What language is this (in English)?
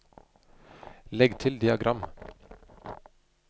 Norwegian